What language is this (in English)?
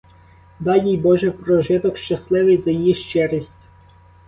Ukrainian